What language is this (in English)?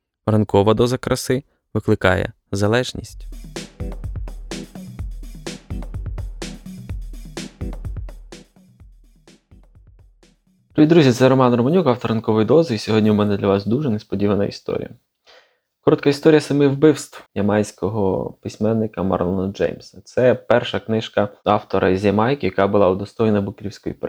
Ukrainian